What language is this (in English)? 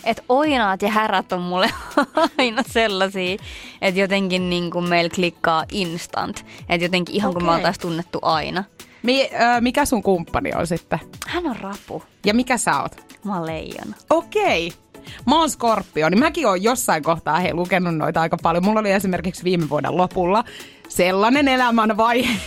Finnish